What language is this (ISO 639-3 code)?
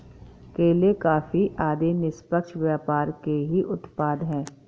hin